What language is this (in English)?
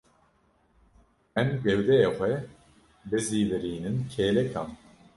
Kurdish